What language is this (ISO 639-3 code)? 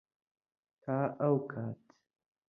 ckb